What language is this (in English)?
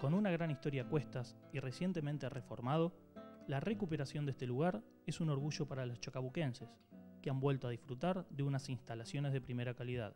Spanish